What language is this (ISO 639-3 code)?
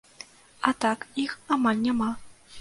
bel